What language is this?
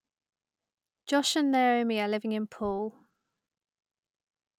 English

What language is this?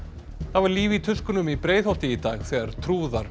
Icelandic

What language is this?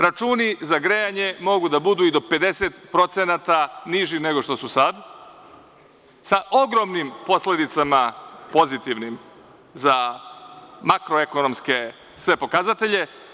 Serbian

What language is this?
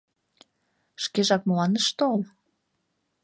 Mari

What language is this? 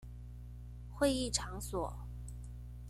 Chinese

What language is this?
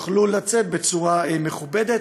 Hebrew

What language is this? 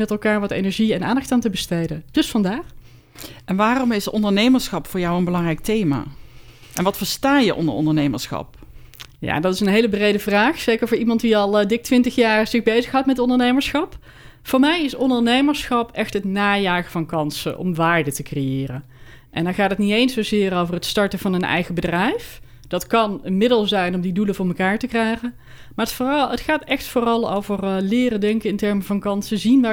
Dutch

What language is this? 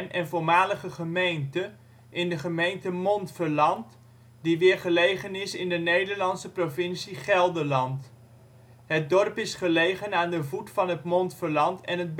Dutch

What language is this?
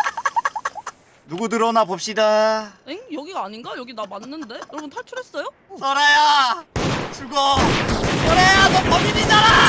Korean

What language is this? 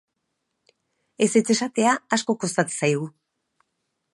Basque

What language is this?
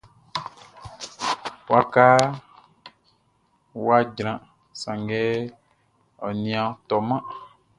Baoulé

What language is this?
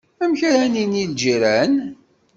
Kabyle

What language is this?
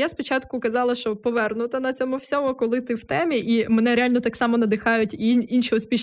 Ukrainian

